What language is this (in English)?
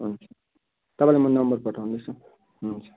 Nepali